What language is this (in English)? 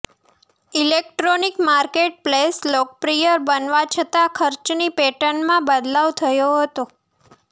Gujarati